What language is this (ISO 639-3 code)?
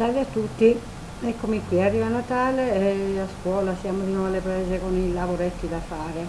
ita